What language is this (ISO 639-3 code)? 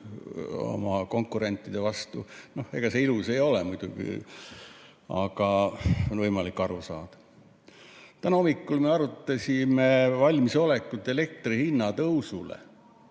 est